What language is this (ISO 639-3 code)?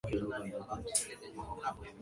swa